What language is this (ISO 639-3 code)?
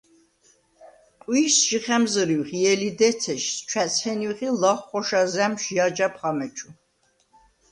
sva